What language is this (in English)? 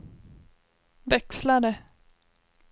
Swedish